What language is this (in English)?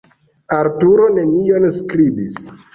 Esperanto